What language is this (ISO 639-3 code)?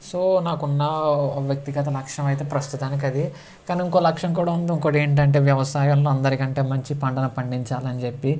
tel